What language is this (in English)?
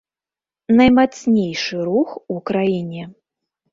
Belarusian